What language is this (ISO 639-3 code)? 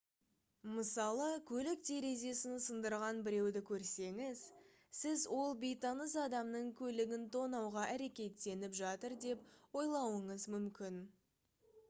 kaz